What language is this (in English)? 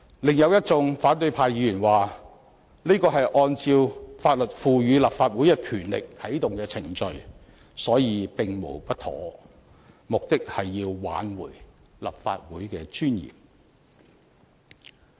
Cantonese